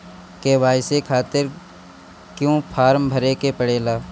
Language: Bhojpuri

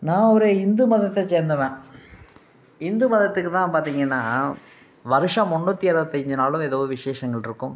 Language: Tamil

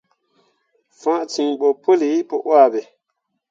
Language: Mundang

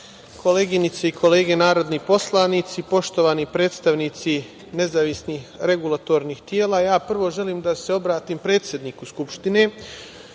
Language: Serbian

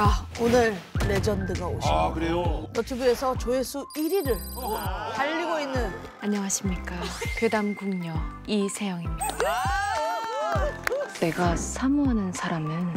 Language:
Korean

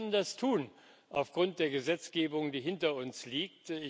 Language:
German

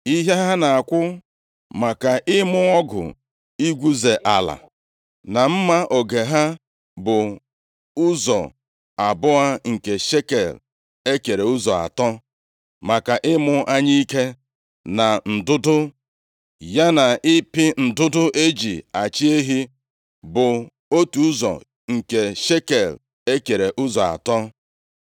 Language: Igbo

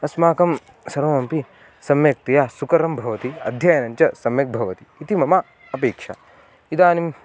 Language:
Sanskrit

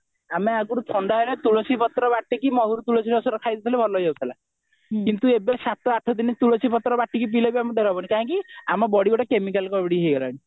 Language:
Odia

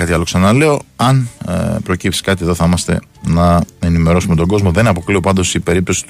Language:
Greek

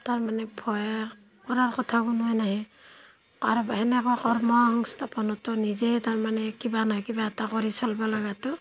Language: Assamese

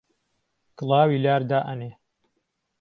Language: Central Kurdish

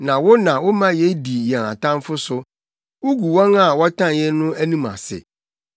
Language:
Akan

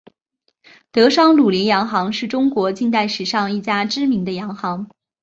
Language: Chinese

